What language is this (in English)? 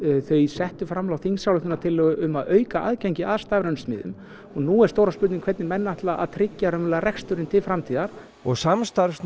Icelandic